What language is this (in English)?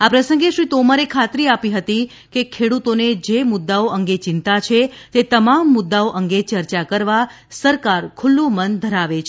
Gujarati